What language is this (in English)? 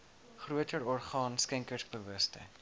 Afrikaans